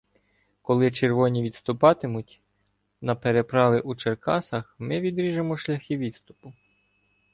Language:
Ukrainian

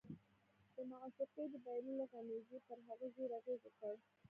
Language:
Pashto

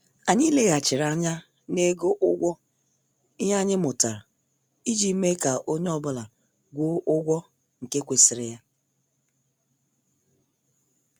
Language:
Igbo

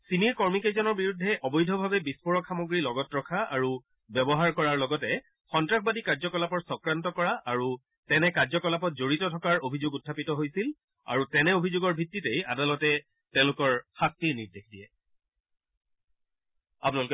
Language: Assamese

